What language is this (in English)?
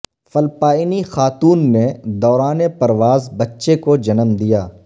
Urdu